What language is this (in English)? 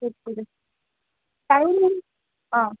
Tamil